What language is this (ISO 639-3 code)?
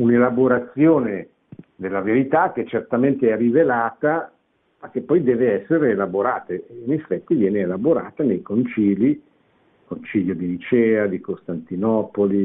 ita